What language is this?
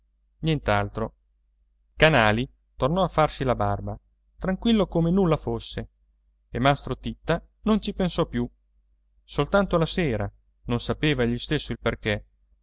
Italian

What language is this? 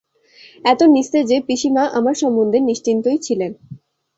Bangla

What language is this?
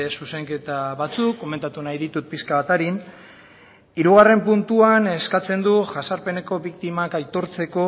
Basque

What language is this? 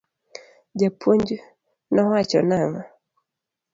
Luo (Kenya and Tanzania)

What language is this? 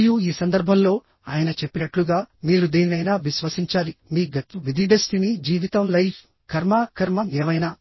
Telugu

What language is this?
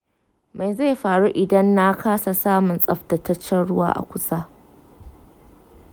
Hausa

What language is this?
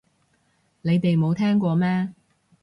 Cantonese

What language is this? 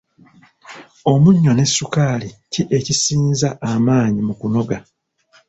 Ganda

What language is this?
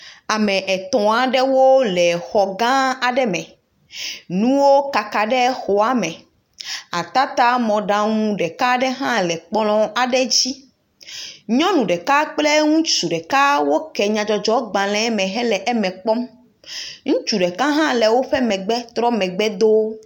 Ewe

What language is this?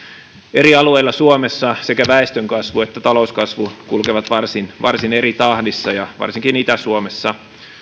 Finnish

